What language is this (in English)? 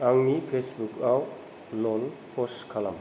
Bodo